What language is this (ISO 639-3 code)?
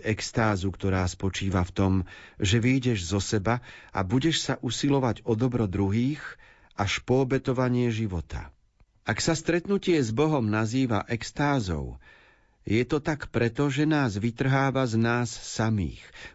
slk